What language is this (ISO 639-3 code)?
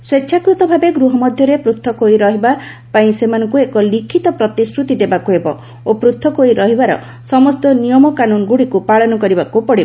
ori